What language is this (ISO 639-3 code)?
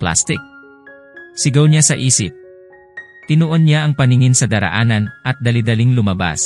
fil